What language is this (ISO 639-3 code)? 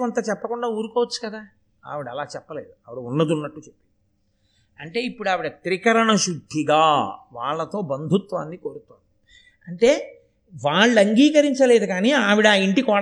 tel